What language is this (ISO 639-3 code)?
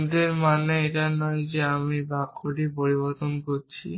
ben